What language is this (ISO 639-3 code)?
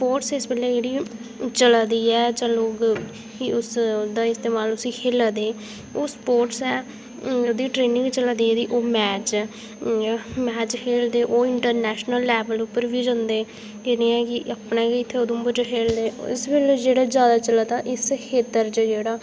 doi